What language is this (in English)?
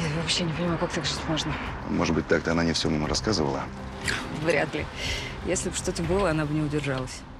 Russian